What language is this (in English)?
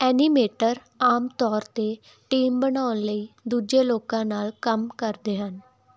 Punjabi